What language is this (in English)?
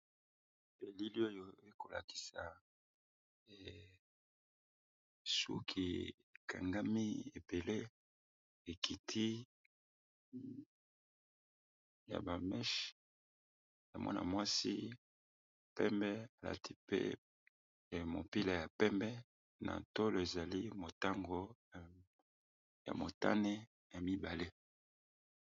Lingala